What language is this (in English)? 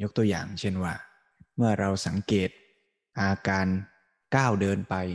Thai